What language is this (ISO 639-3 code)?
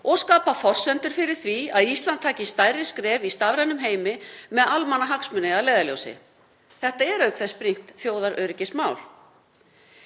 isl